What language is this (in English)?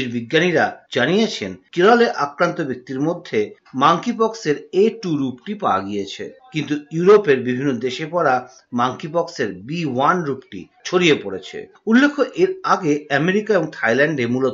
Bangla